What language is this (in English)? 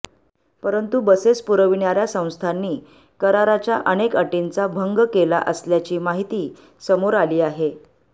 Marathi